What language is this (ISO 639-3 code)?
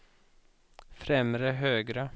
swe